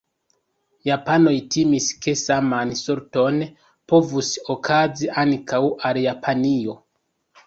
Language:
Esperanto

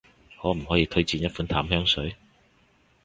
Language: Cantonese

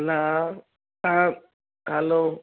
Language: Sindhi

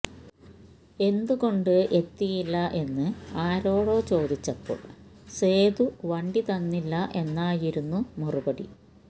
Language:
Malayalam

